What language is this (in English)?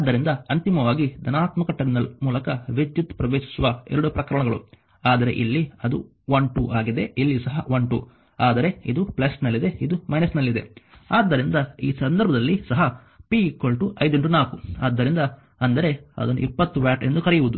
Kannada